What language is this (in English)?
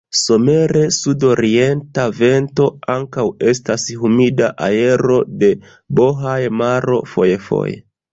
Esperanto